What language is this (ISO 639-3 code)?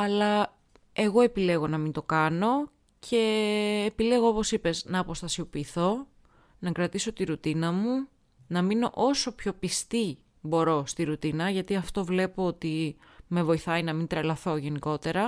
ell